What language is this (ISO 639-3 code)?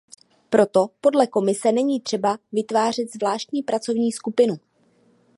ces